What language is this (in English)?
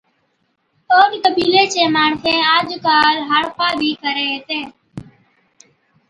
Od